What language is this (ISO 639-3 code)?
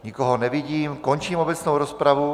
ces